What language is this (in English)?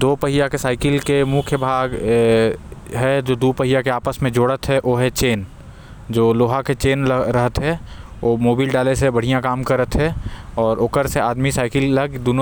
Korwa